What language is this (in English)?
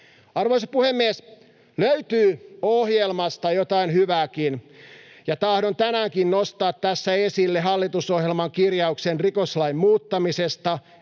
Finnish